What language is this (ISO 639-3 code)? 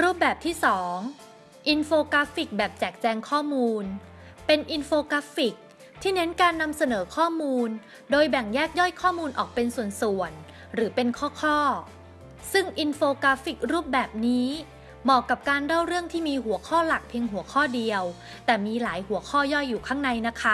tha